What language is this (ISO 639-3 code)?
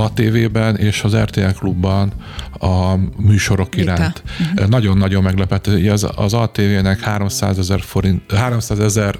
hun